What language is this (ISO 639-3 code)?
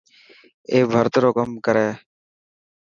mki